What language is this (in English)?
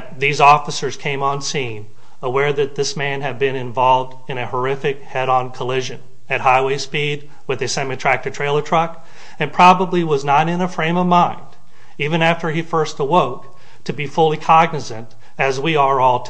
English